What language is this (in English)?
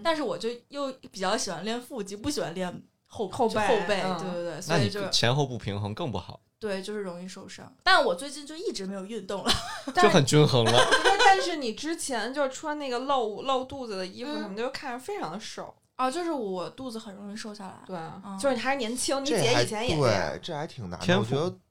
Chinese